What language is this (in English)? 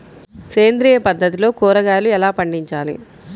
Telugu